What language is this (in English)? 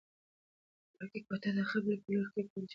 Pashto